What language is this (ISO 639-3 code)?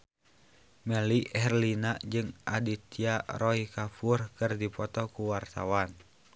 sun